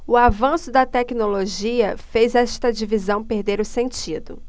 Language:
Portuguese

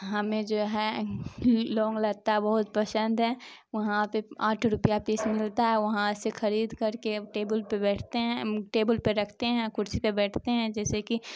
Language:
Urdu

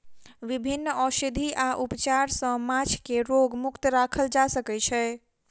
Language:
Maithili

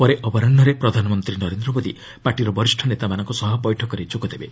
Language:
Odia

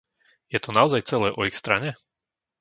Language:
Slovak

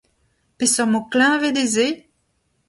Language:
Breton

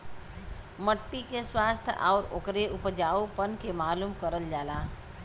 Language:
Bhojpuri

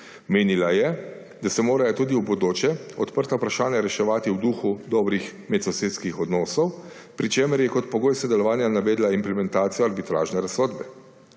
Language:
Slovenian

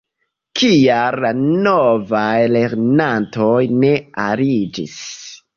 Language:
Esperanto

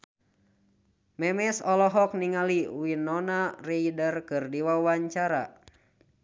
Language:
Sundanese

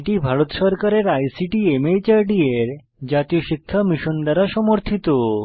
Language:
Bangla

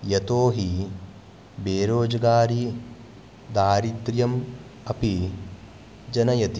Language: Sanskrit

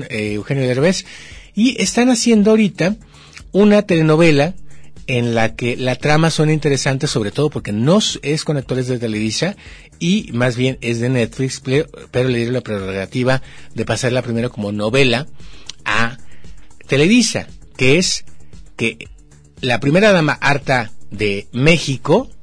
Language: Spanish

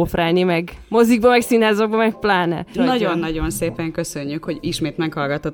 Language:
Hungarian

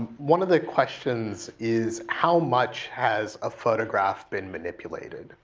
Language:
English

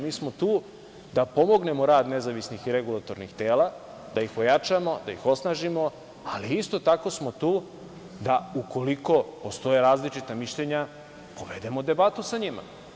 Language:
Serbian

